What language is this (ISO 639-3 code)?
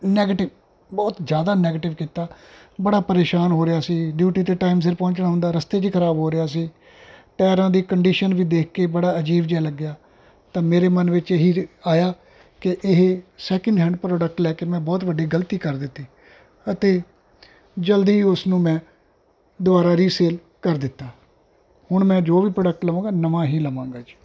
pan